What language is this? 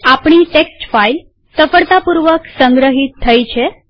Gujarati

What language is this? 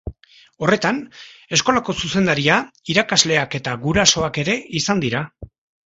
Basque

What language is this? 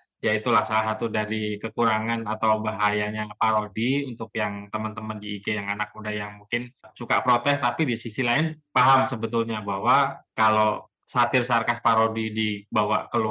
Indonesian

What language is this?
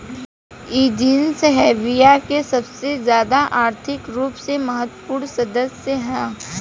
Bhojpuri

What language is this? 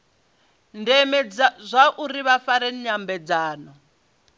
Venda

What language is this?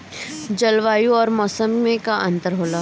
Bhojpuri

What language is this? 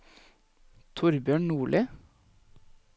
Norwegian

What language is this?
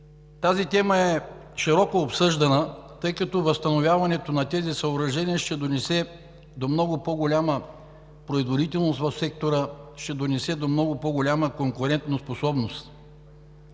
Bulgarian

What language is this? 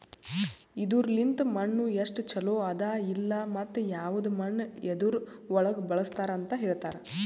Kannada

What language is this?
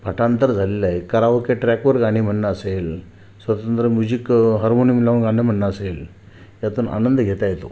Marathi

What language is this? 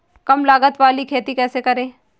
Hindi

